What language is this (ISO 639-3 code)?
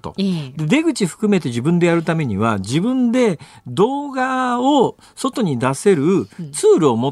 jpn